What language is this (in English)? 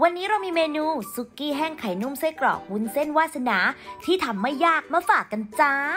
Thai